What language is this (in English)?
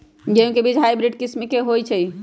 Magahi